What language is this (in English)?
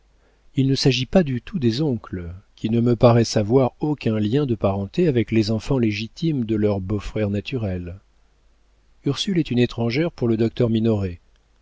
French